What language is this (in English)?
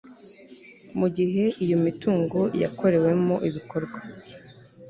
Kinyarwanda